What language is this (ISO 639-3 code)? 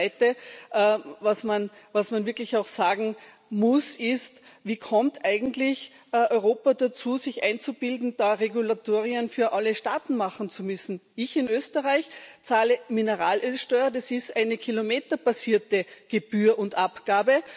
deu